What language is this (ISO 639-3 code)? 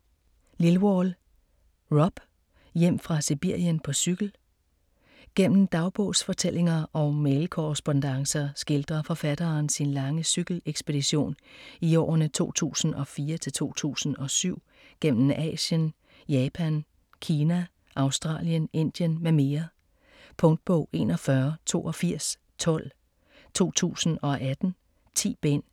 dan